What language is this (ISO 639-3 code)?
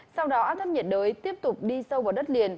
vie